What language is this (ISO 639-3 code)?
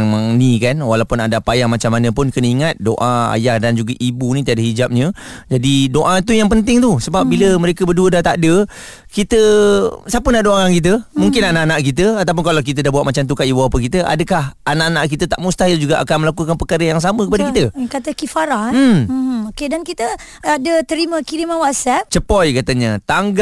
msa